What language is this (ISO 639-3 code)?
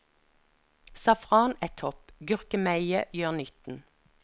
nor